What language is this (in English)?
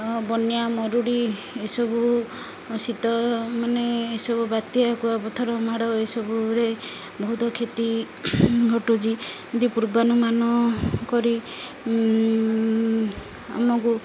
Odia